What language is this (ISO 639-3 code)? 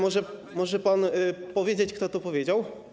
pol